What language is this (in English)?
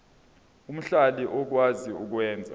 Zulu